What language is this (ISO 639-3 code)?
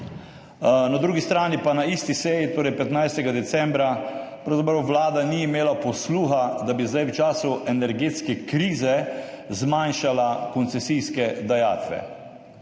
slv